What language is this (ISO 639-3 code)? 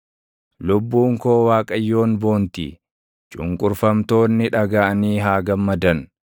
orm